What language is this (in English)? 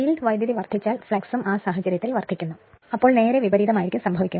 Malayalam